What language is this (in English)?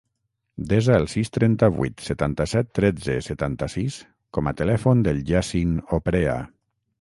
Catalan